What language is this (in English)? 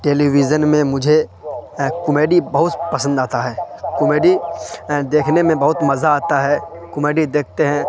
Urdu